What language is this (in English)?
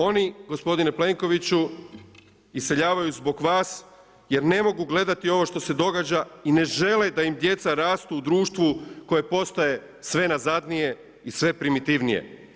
Croatian